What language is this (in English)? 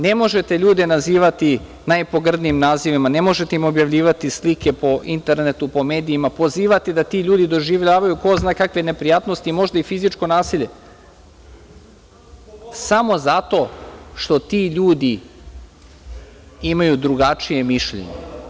Serbian